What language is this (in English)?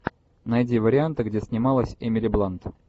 Russian